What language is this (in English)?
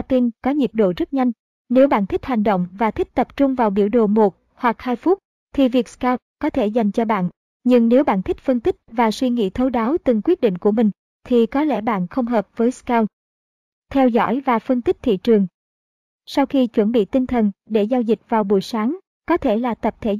Vietnamese